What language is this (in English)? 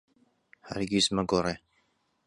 Central Kurdish